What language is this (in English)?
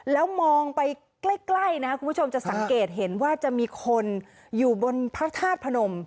Thai